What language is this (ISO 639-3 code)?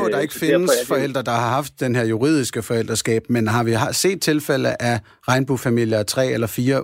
dan